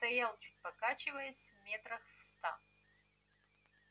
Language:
Russian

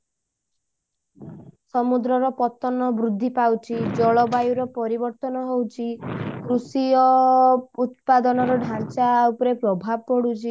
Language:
Odia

